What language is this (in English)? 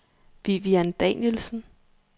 Danish